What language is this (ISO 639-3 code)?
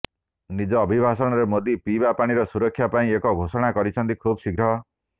ori